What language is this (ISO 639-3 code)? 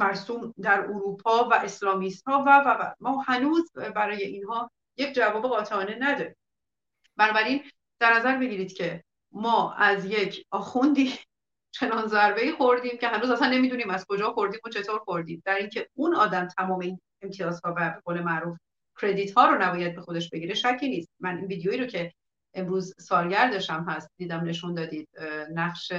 fas